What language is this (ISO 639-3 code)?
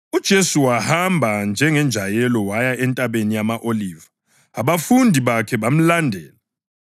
nde